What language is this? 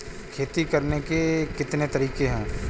Hindi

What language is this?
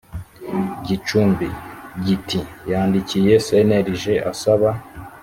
Kinyarwanda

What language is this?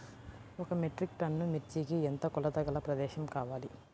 Telugu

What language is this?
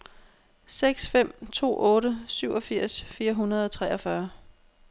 Danish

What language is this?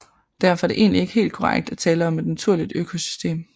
Danish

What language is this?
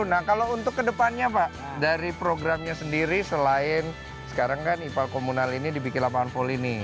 Indonesian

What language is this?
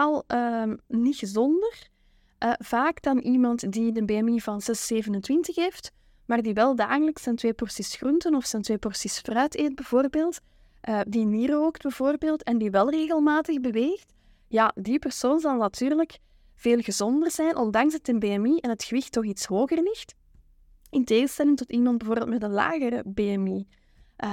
Dutch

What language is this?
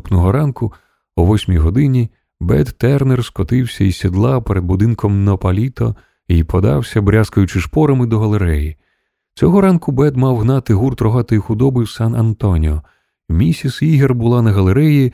Ukrainian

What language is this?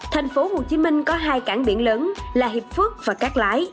Vietnamese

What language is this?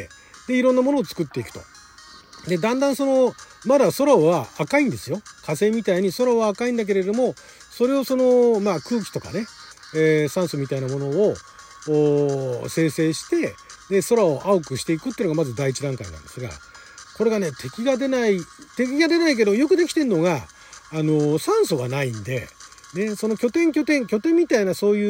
Japanese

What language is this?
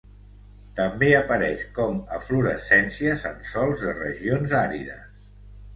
Catalan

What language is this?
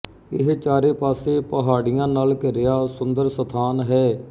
Punjabi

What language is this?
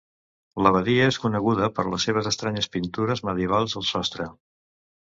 Catalan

